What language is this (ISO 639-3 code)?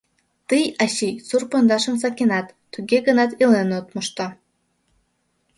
chm